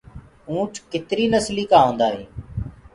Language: Gurgula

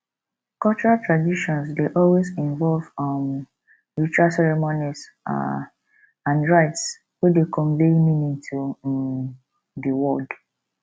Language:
Nigerian Pidgin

